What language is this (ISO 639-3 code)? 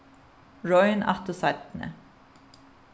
fao